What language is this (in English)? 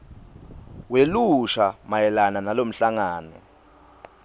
Swati